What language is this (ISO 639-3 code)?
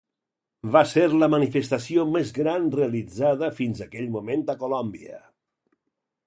cat